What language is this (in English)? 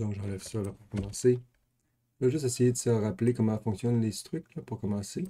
French